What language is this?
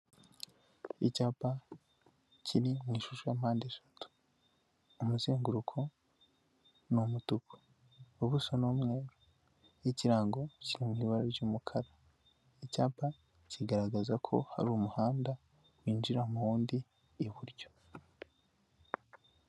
Kinyarwanda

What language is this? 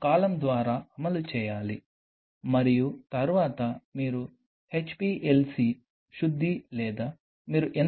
Telugu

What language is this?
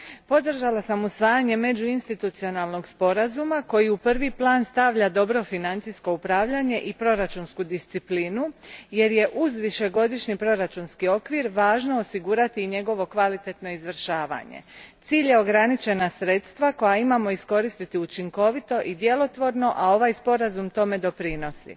Croatian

